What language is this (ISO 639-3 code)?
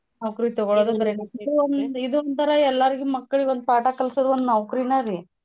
kan